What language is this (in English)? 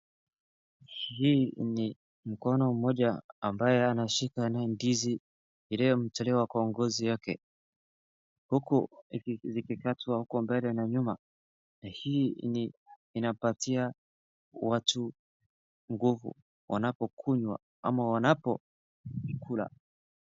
Swahili